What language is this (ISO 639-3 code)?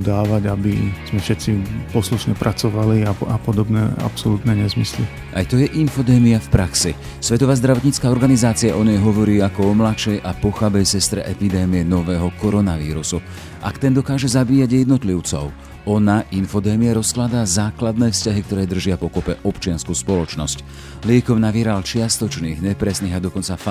slk